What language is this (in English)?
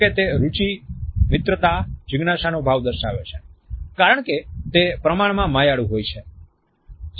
Gujarati